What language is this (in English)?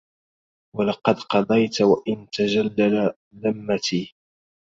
Arabic